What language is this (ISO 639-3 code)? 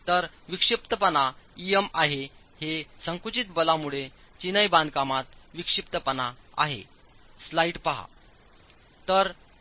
mar